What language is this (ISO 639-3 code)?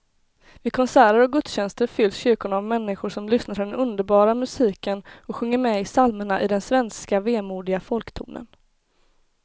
swe